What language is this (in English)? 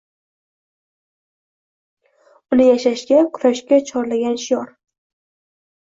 Uzbek